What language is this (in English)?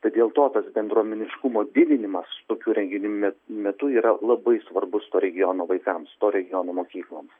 Lithuanian